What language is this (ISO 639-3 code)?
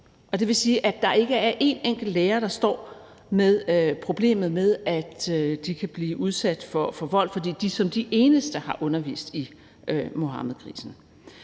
dan